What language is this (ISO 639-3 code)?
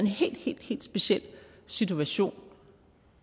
dan